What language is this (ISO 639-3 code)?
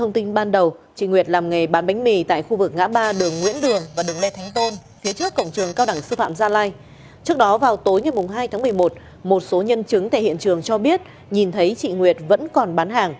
vie